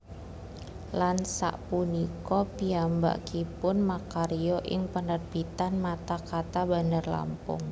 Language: Javanese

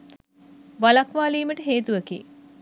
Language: Sinhala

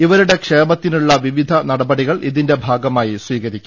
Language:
Malayalam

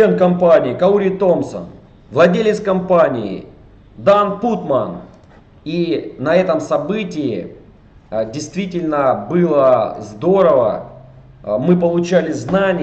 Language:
Russian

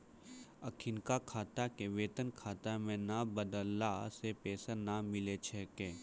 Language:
Maithili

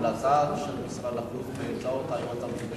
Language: Hebrew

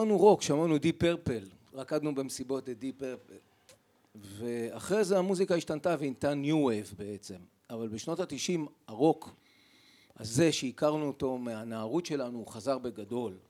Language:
Hebrew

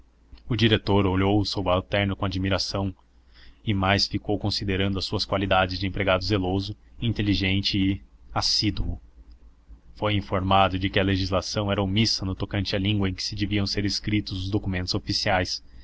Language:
Portuguese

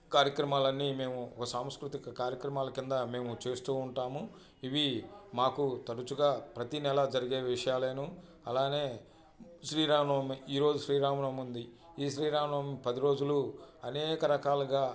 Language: Telugu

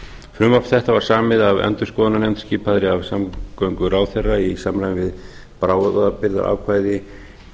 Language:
Icelandic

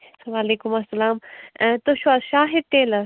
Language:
Kashmiri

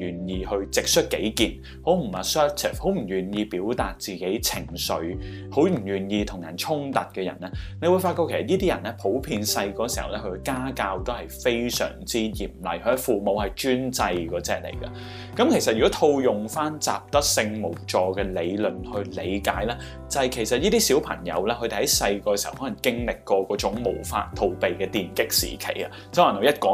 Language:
Chinese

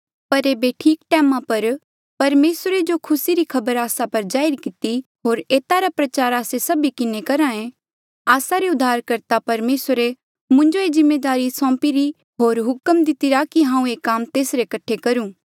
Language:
Mandeali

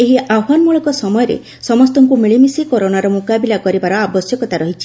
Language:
Odia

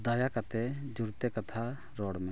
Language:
Santali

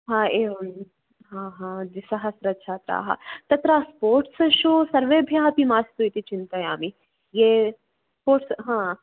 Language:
Sanskrit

